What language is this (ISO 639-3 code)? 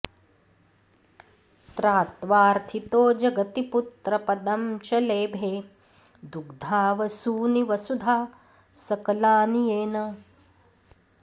san